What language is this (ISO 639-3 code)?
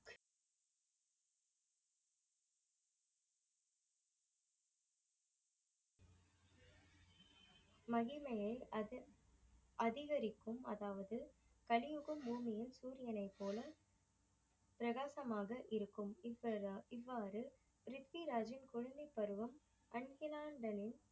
tam